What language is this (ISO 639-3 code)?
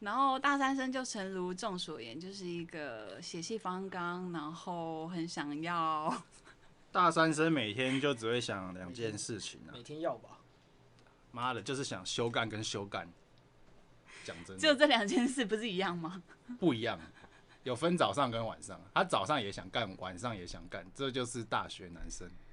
zho